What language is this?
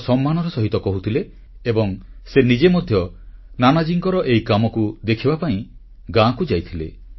Odia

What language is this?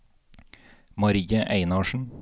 Norwegian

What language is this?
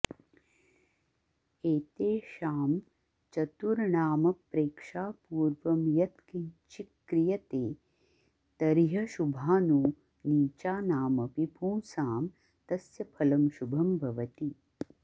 Sanskrit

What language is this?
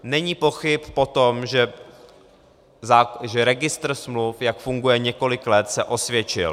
Czech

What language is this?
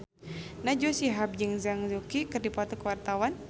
Sundanese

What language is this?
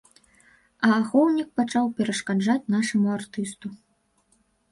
Belarusian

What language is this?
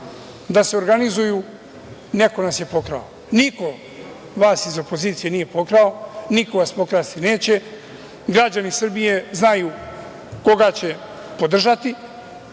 Serbian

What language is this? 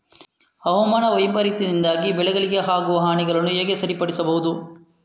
Kannada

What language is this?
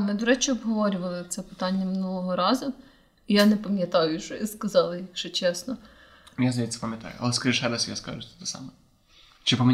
Ukrainian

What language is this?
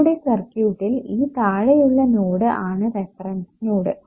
Malayalam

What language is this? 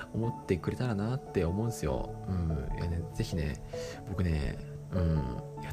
Japanese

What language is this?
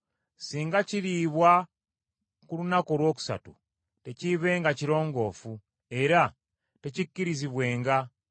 Ganda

